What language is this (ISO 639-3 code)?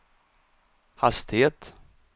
swe